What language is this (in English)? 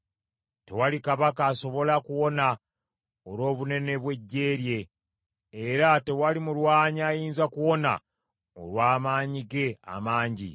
Ganda